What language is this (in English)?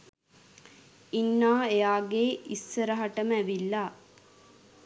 Sinhala